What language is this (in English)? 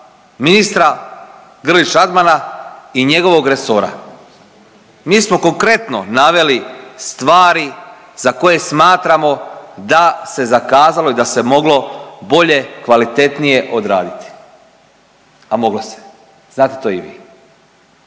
Croatian